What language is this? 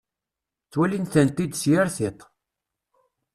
Kabyle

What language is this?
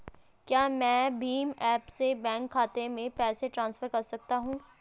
Hindi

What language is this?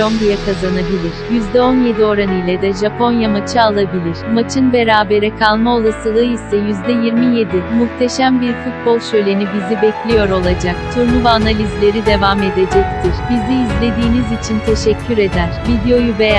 Turkish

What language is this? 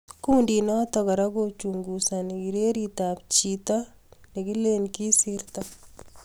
Kalenjin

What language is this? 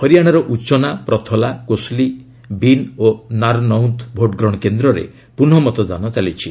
Odia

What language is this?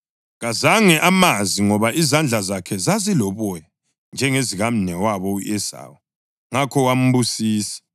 North Ndebele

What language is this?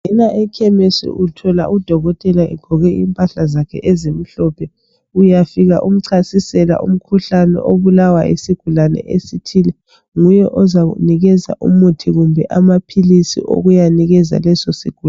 North Ndebele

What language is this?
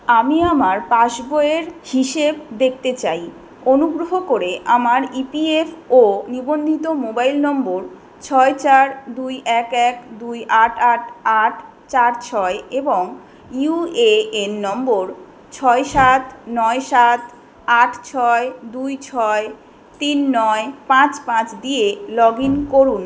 Bangla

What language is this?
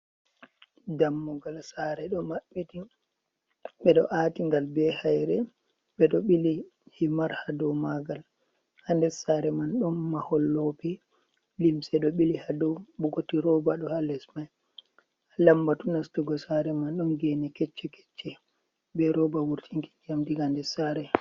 Fula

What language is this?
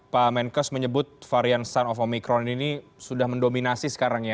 Indonesian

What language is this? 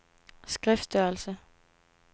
Danish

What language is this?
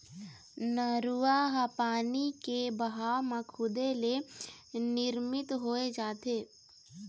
Chhattisgarhi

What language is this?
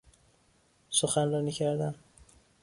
Persian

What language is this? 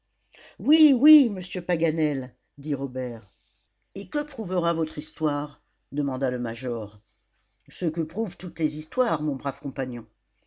French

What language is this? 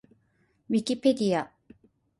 Japanese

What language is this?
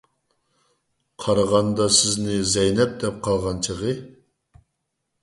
Uyghur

